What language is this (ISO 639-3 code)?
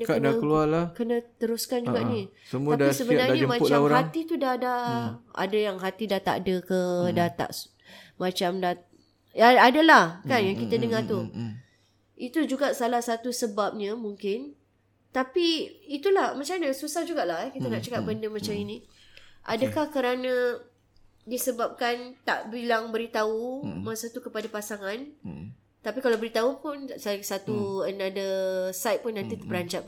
msa